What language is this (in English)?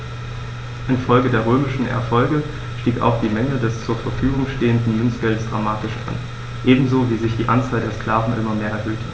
German